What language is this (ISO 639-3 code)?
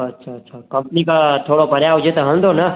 snd